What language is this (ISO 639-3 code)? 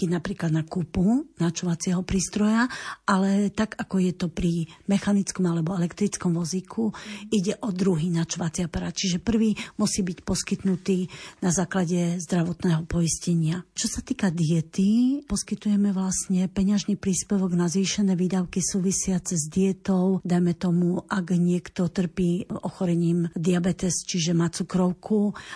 slk